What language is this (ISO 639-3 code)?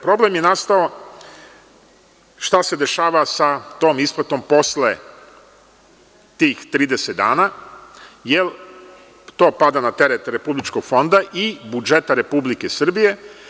srp